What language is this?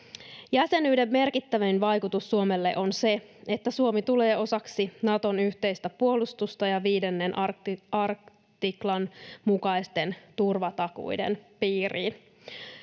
Finnish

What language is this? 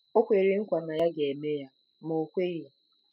Igbo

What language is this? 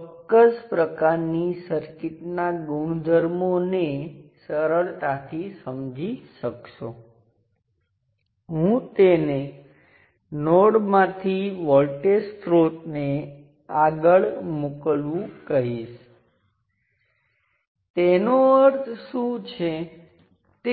Gujarati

